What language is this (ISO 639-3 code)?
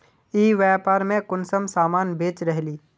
mag